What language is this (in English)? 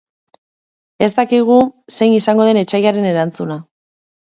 Basque